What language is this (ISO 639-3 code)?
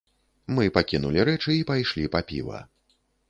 bel